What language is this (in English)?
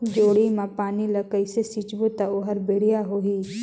Chhattisgarhi